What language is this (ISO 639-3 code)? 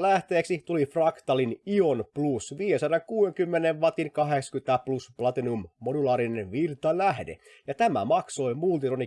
fin